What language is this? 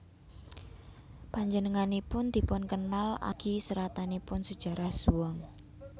Javanese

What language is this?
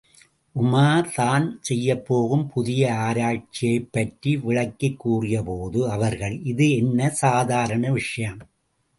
Tamil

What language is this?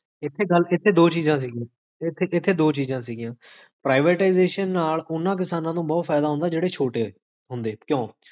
Punjabi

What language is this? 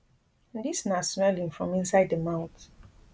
Nigerian Pidgin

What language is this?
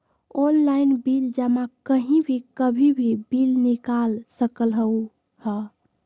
Magahi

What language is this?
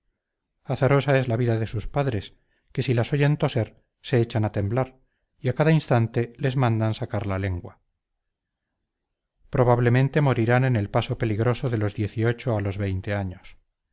Spanish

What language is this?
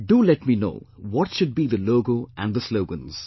English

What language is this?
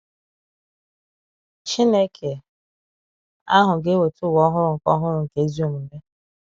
Igbo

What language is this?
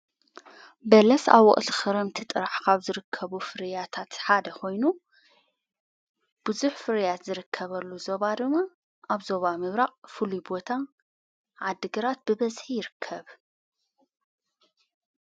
Tigrinya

